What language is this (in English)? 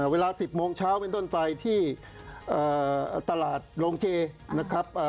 Thai